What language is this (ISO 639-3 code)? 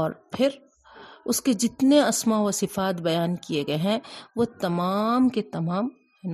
urd